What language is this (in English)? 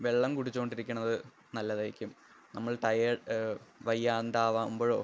Malayalam